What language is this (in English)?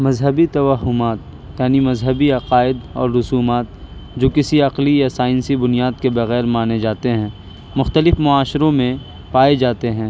Urdu